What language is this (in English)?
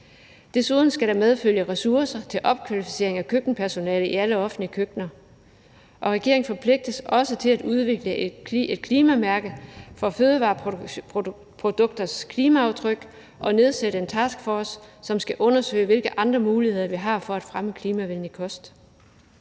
Danish